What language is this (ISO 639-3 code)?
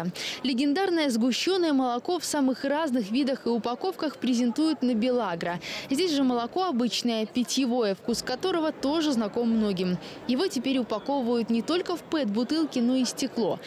rus